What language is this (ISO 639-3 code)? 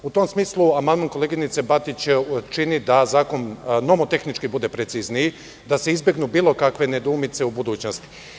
srp